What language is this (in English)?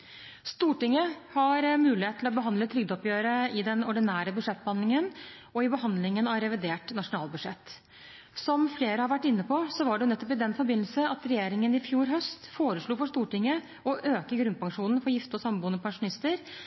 Norwegian Bokmål